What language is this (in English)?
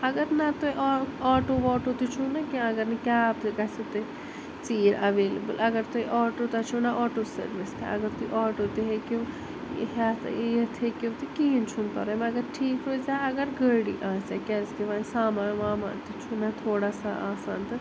Kashmiri